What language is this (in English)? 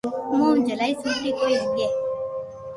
Loarki